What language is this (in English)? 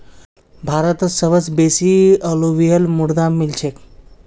Magahi